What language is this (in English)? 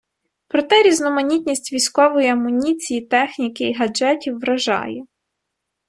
Ukrainian